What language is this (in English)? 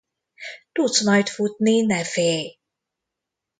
Hungarian